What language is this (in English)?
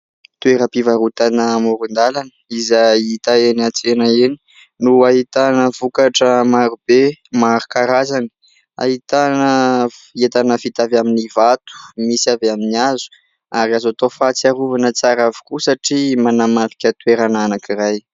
Malagasy